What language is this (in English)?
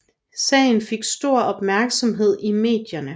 Danish